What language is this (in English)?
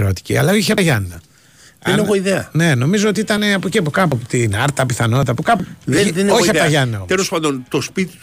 Greek